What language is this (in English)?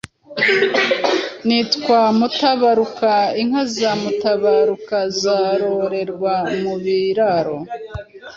Kinyarwanda